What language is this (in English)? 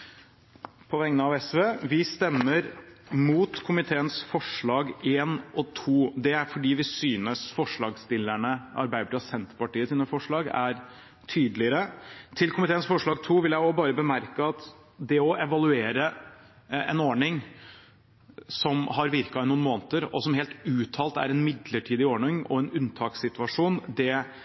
Norwegian Bokmål